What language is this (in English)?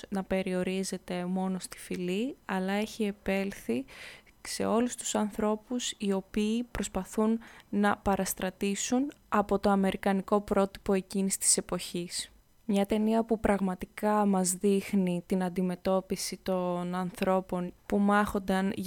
Greek